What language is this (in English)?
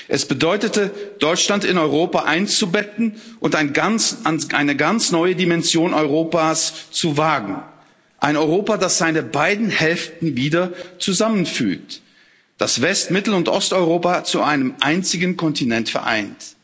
German